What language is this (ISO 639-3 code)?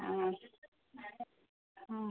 kan